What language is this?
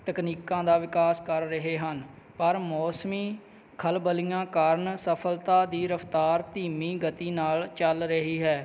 Punjabi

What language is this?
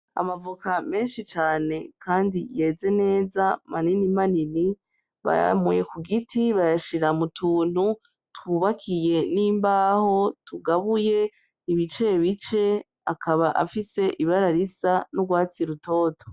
Rundi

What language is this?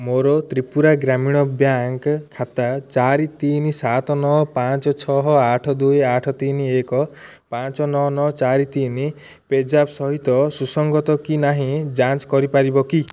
Odia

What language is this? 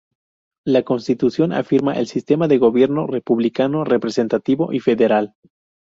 Spanish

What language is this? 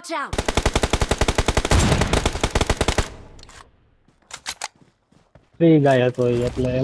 Thai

